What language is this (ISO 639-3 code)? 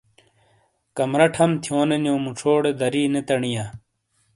scl